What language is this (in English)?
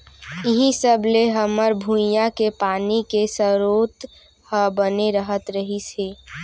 Chhattisgarhi